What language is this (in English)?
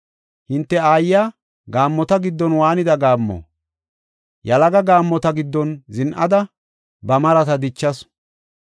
Gofa